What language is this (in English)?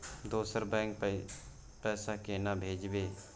Maithili